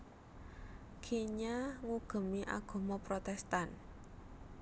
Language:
Javanese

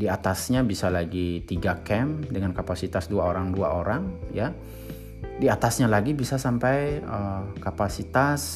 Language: Indonesian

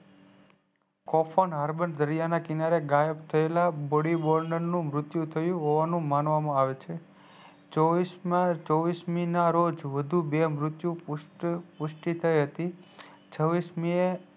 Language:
Gujarati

